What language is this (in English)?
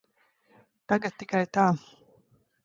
Latvian